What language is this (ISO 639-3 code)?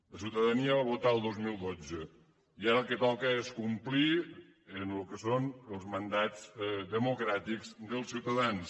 cat